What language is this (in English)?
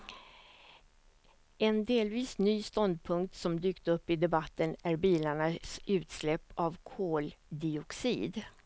Swedish